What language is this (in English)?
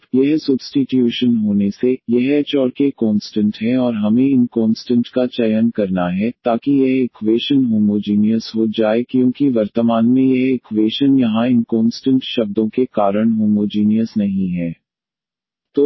Hindi